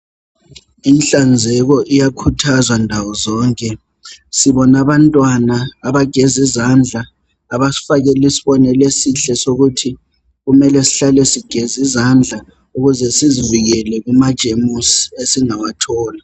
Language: North Ndebele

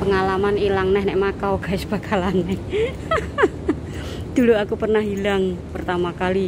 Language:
Indonesian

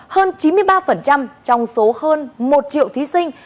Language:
Vietnamese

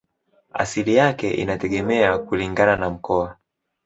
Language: Swahili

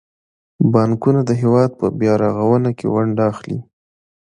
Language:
Pashto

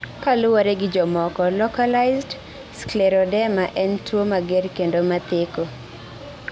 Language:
Luo (Kenya and Tanzania)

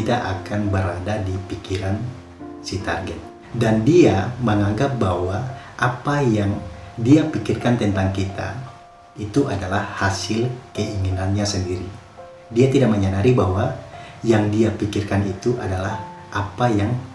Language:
Indonesian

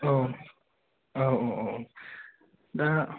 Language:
Bodo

